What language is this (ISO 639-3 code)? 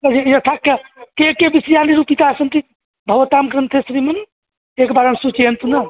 san